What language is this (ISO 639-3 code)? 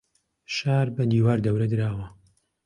ckb